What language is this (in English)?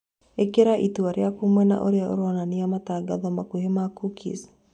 Kikuyu